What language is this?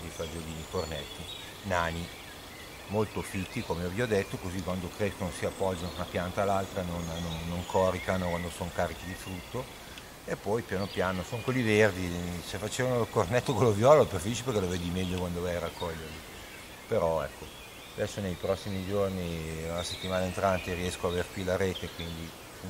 Italian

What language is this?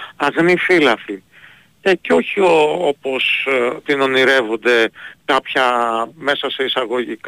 Greek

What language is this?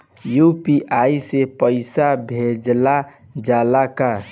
Bhojpuri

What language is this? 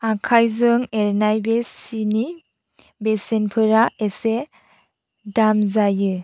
Bodo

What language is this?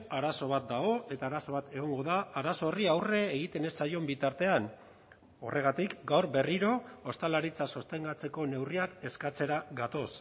Basque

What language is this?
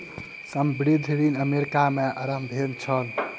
Maithili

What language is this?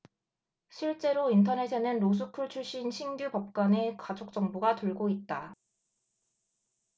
Korean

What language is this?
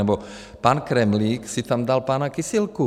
Czech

